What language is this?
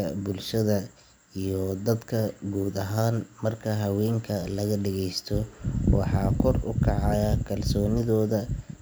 Somali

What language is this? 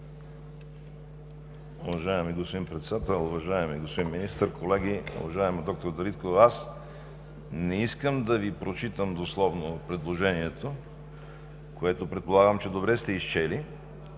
Bulgarian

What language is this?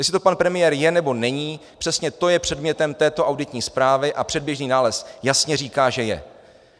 Czech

